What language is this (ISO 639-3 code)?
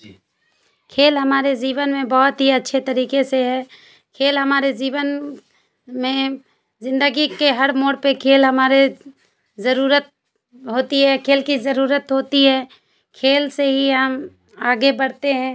urd